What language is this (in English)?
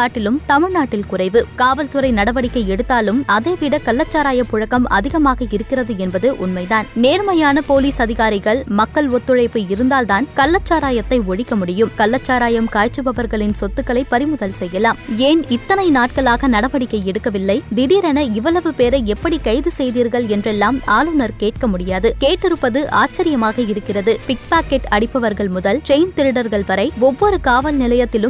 Tamil